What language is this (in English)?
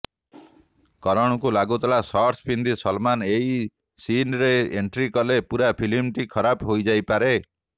Odia